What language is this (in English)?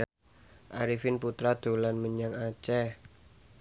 Javanese